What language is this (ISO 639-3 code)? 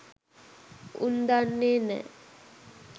sin